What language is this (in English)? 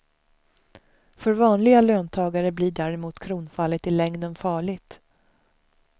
Swedish